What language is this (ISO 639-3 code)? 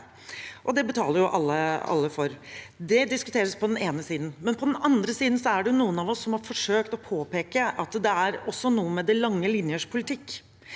nor